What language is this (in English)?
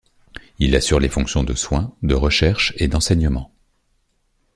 French